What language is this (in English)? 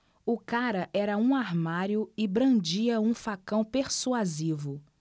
Portuguese